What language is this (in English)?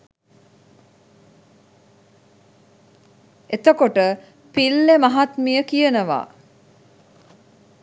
Sinhala